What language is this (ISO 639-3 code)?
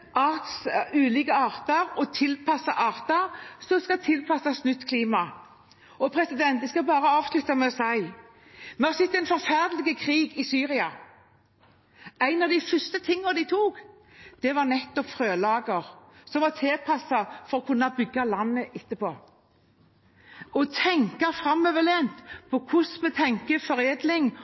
nob